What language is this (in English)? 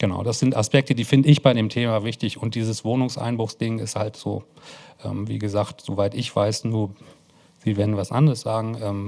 German